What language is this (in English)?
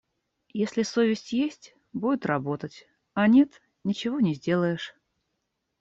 Russian